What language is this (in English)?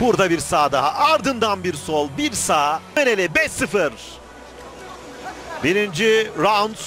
Turkish